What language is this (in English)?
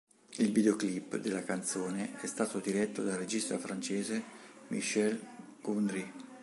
Italian